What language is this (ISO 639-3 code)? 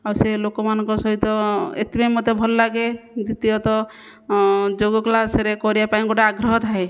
ori